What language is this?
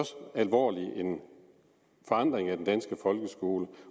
Danish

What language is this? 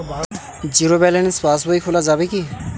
Bangla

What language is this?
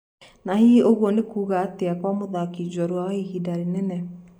Kikuyu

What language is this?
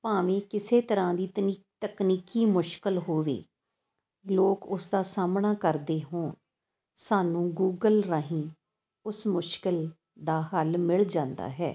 Punjabi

